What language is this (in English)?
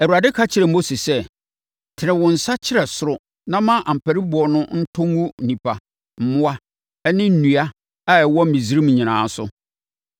Akan